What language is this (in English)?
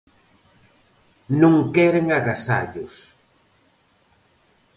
Galician